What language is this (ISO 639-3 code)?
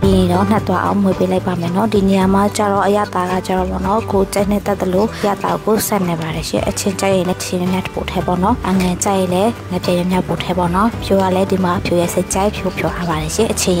tha